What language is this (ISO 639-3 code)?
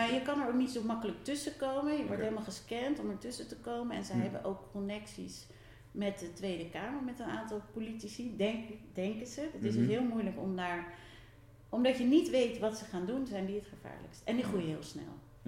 nld